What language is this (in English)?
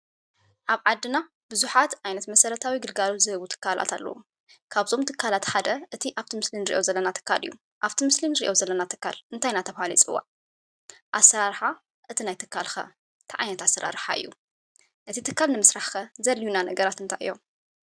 Tigrinya